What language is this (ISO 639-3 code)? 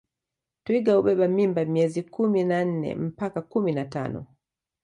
swa